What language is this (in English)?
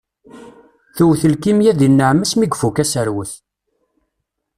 Kabyle